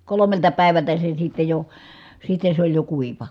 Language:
Finnish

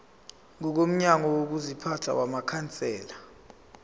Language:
Zulu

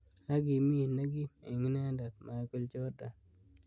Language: Kalenjin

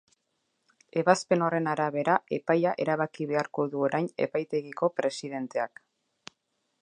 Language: Basque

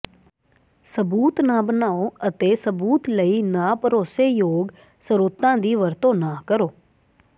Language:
Punjabi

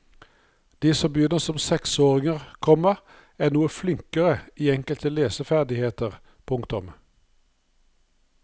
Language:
Norwegian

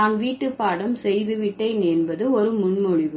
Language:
Tamil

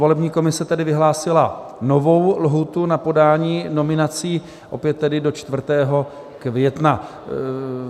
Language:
Czech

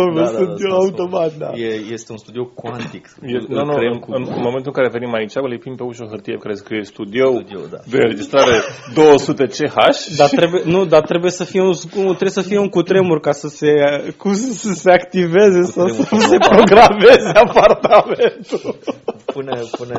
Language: Romanian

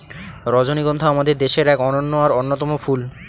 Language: Bangla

